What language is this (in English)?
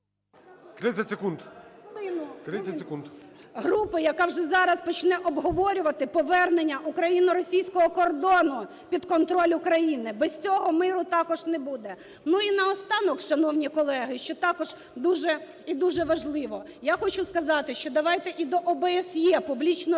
Ukrainian